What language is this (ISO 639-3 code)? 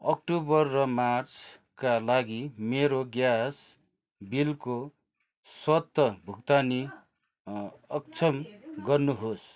nep